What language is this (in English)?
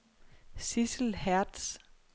Danish